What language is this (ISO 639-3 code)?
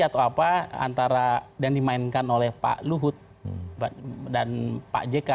ind